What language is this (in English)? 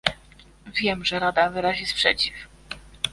Polish